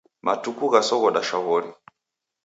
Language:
Taita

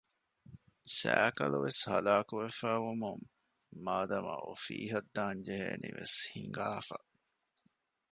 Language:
Divehi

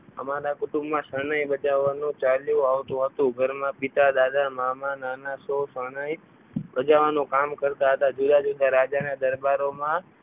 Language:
Gujarati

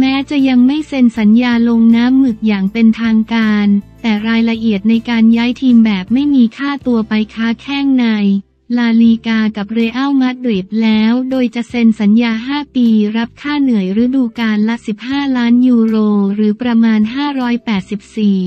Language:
Thai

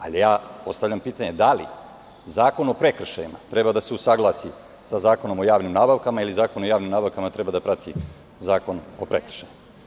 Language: Serbian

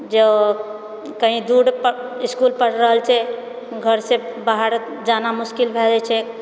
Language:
Maithili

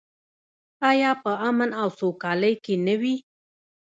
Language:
Pashto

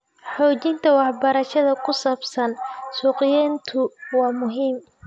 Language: Somali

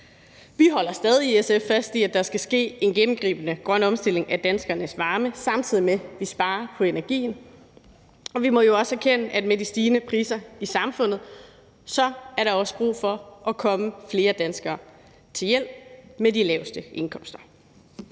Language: Danish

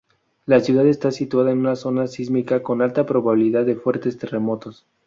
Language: Spanish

